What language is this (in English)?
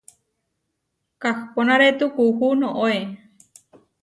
Huarijio